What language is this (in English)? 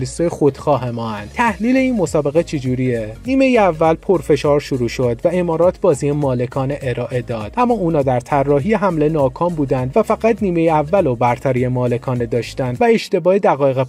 Persian